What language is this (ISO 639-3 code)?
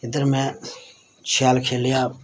doi